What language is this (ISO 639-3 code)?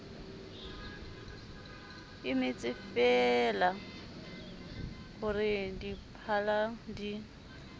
sot